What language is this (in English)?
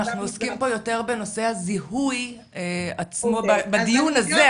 Hebrew